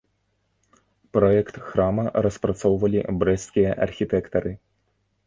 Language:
Belarusian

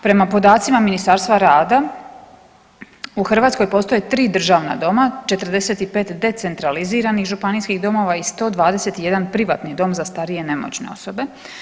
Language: Croatian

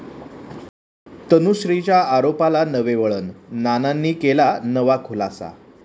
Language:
Marathi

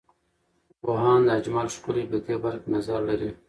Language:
Pashto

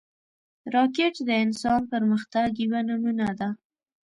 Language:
Pashto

